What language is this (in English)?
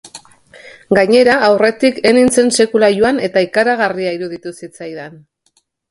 Basque